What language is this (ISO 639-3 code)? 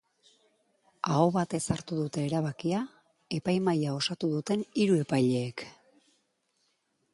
eus